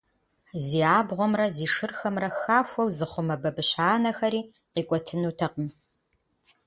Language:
Kabardian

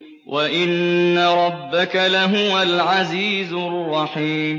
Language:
Arabic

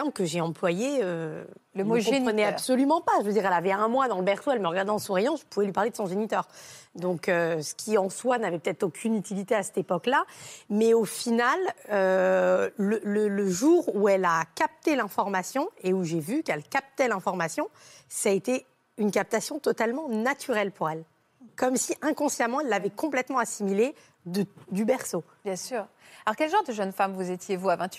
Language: French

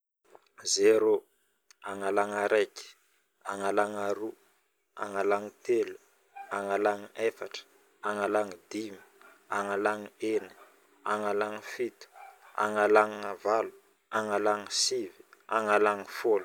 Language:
Northern Betsimisaraka Malagasy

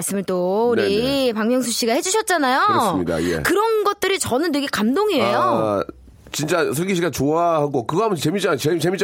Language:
Korean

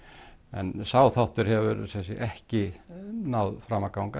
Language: Icelandic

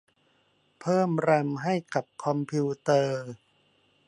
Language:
Thai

